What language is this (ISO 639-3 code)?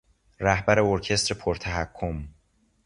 fas